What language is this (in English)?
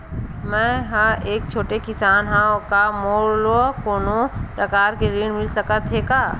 Chhattisgarhi